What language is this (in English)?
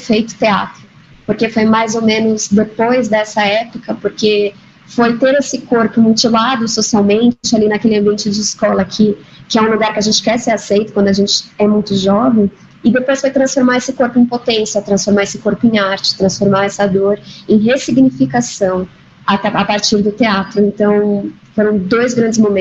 Portuguese